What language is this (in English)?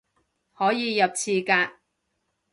Cantonese